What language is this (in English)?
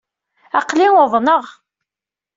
Kabyle